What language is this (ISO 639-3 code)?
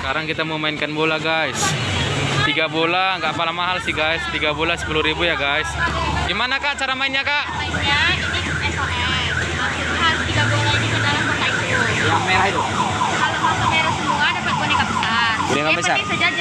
ind